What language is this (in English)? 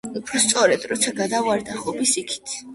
Georgian